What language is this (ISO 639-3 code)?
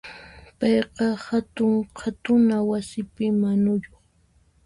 qxp